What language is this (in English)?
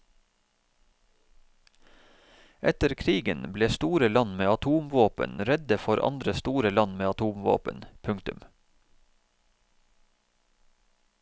Norwegian